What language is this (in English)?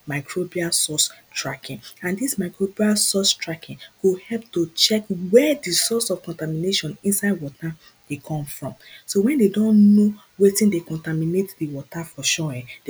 Nigerian Pidgin